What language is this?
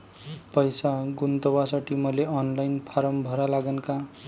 Marathi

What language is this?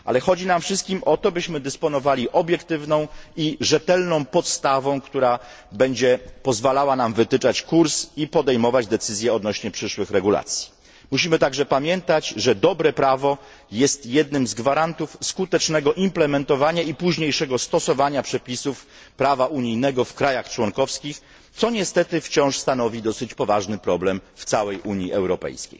Polish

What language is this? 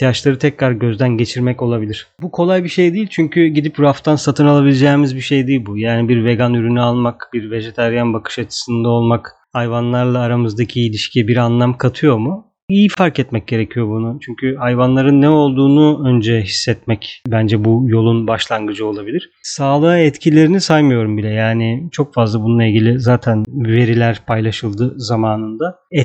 Turkish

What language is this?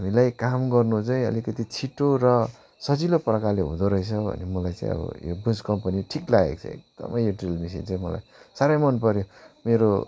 Nepali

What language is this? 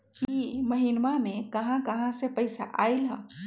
Magahi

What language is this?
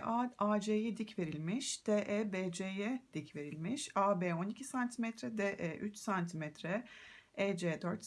Turkish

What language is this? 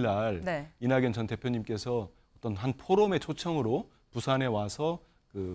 Korean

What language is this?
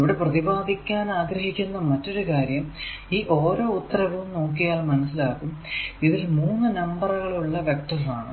Malayalam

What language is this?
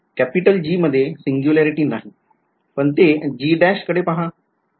Marathi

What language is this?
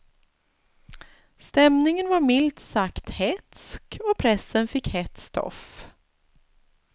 Swedish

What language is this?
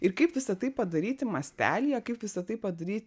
Lithuanian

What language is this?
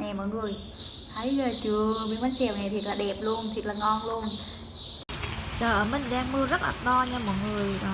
Vietnamese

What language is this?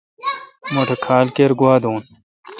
Kalkoti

